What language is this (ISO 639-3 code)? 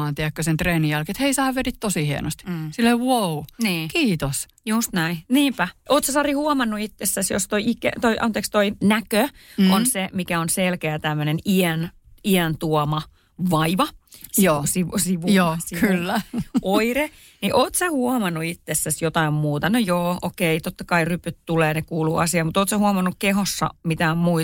fin